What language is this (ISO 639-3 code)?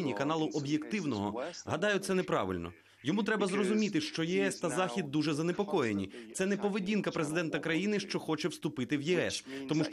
rus